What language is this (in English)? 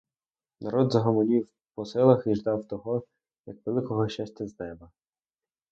Ukrainian